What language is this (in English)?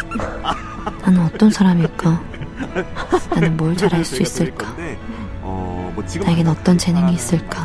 Korean